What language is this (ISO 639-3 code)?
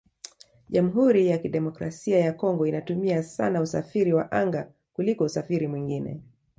swa